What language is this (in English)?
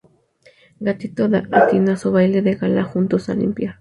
Spanish